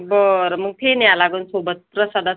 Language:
Marathi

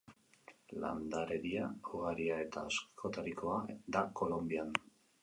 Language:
Basque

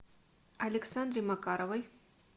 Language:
Russian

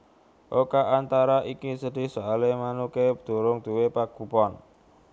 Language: Javanese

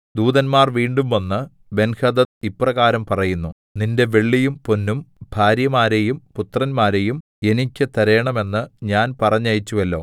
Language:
Malayalam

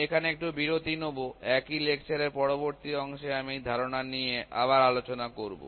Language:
Bangla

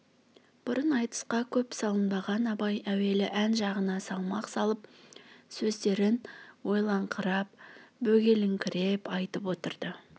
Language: Kazakh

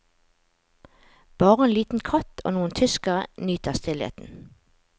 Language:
Norwegian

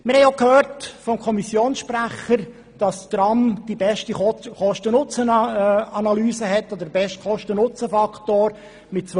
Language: Swiss German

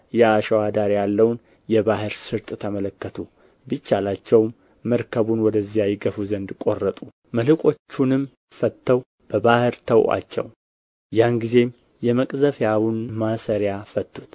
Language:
Amharic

